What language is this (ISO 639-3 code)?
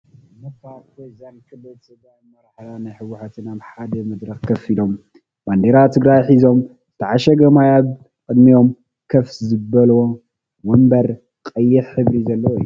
tir